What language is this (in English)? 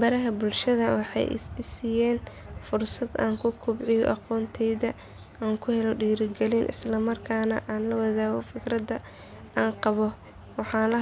Somali